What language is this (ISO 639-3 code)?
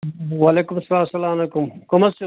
kas